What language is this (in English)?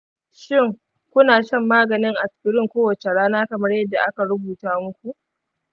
Hausa